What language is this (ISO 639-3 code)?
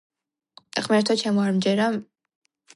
kat